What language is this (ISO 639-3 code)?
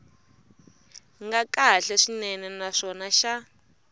tso